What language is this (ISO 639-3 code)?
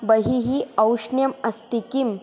san